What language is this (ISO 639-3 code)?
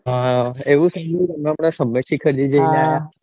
guj